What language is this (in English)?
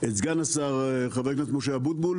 Hebrew